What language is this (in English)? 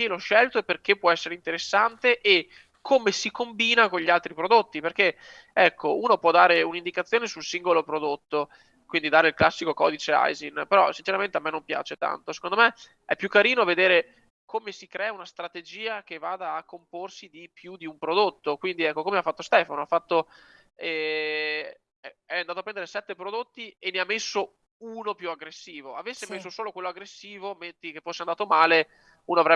Italian